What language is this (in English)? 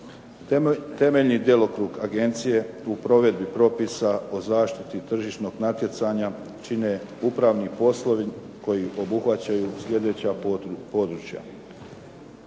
Croatian